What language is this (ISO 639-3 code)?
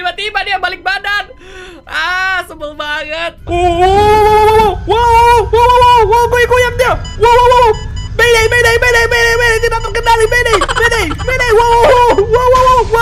ind